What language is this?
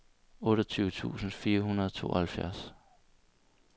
Danish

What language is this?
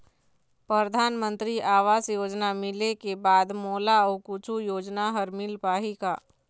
Chhattisgarhi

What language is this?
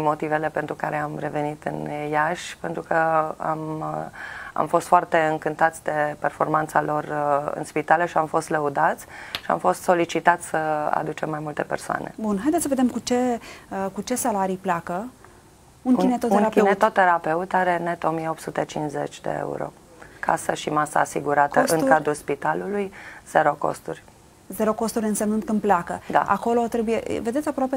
Romanian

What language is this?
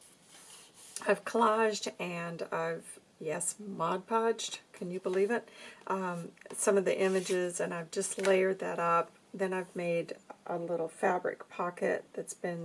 English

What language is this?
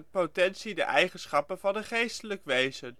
Dutch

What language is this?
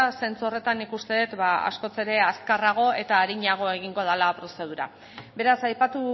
Basque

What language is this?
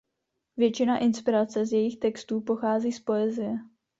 Czech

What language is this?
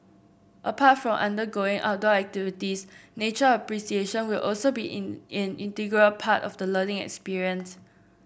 English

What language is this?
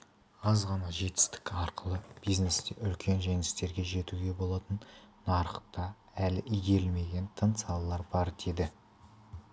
Kazakh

